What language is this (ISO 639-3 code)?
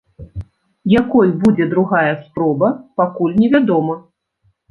bel